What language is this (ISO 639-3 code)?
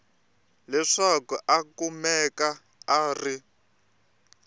tso